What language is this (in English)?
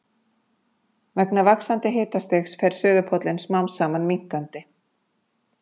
Icelandic